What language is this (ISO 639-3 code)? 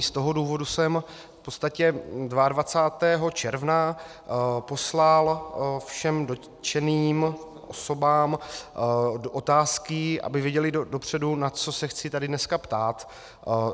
ces